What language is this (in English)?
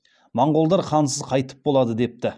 Kazakh